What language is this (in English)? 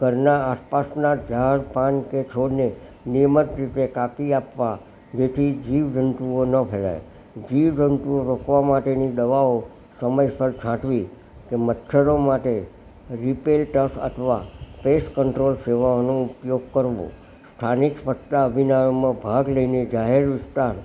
Gujarati